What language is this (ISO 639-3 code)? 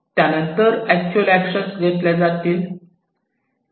mar